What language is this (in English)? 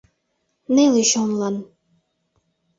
Mari